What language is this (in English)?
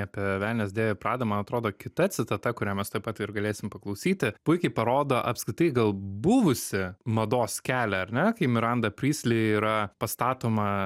Lithuanian